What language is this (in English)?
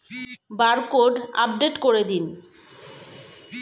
Bangla